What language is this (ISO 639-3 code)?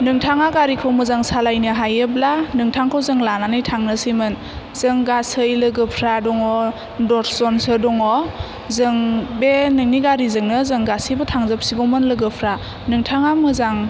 brx